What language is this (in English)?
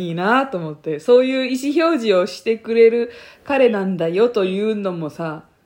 Japanese